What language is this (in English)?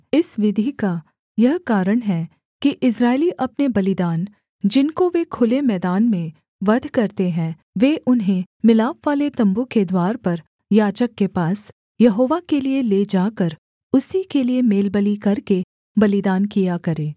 Hindi